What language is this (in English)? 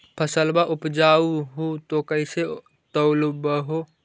Magahi